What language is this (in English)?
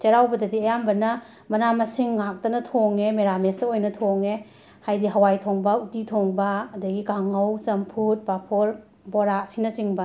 Manipuri